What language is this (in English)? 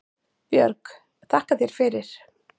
Icelandic